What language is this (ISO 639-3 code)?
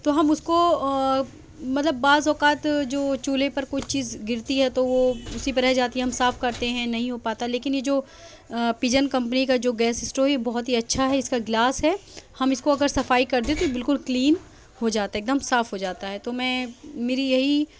urd